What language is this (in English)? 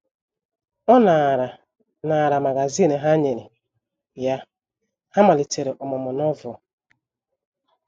Igbo